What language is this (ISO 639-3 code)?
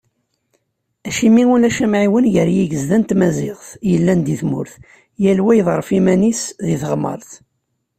kab